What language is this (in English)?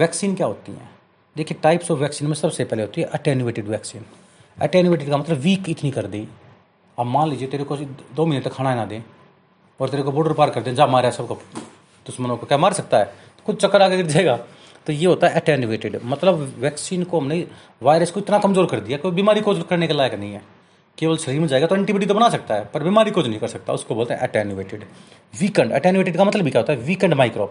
Hindi